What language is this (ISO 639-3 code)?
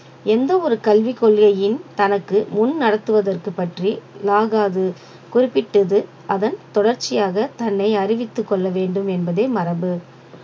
tam